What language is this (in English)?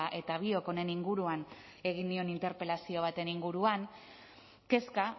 Basque